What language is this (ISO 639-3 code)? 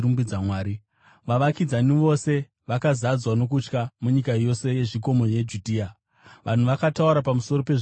sna